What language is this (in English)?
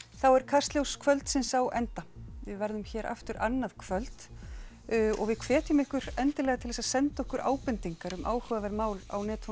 Icelandic